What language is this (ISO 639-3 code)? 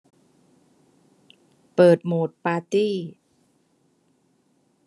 tha